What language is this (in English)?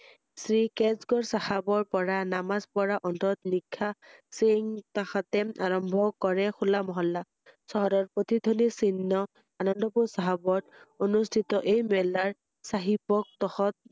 Assamese